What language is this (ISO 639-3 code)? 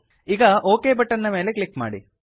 kan